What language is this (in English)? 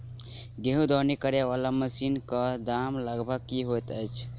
Maithili